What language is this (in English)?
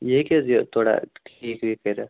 Kashmiri